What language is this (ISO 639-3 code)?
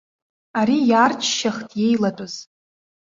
abk